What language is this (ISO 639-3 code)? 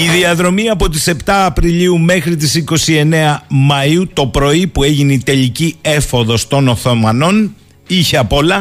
ell